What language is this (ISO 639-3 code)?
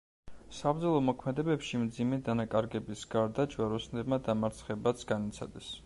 kat